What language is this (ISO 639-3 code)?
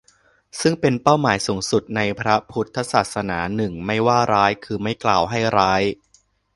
tha